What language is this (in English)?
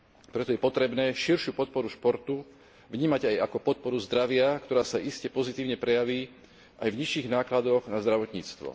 Slovak